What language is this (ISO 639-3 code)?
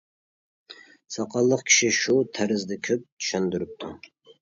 uig